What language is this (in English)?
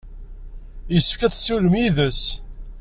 Kabyle